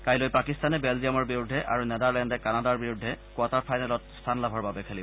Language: Assamese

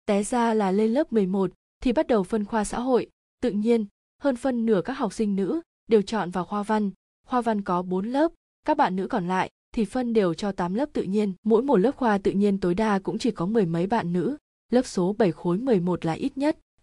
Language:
Vietnamese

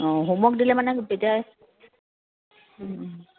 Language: Assamese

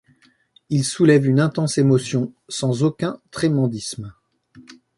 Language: French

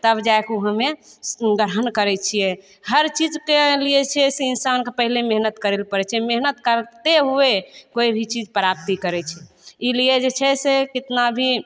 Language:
Maithili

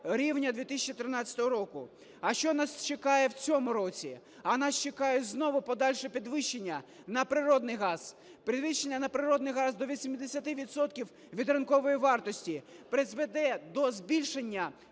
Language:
Ukrainian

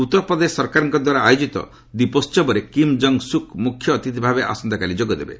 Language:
Odia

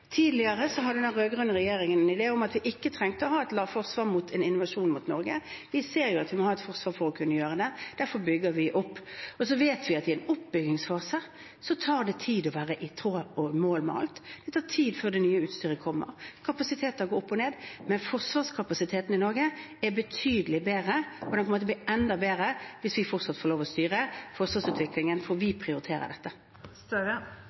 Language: Norwegian Bokmål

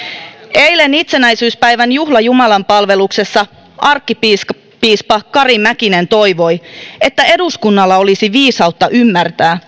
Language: Finnish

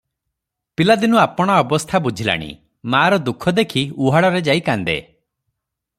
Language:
Odia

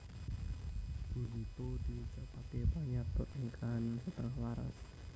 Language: Javanese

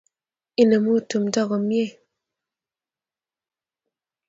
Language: Kalenjin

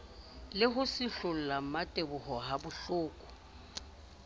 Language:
Southern Sotho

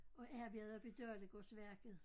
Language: Danish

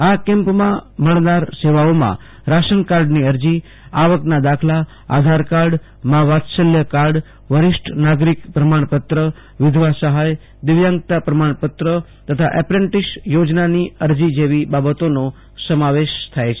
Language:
Gujarati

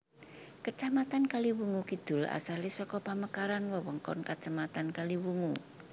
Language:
Javanese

